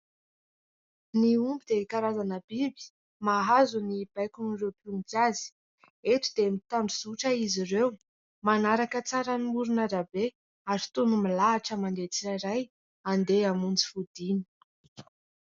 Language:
Malagasy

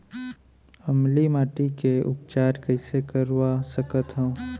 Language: Chhattisgarhi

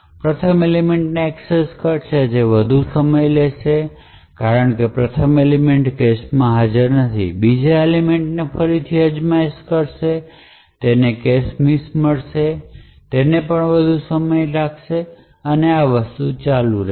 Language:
Gujarati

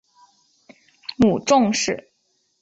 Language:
Chinese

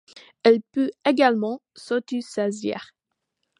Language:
French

